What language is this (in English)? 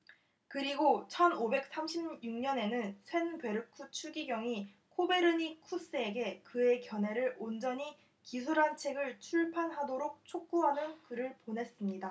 Korean